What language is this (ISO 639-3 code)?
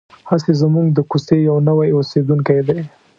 pus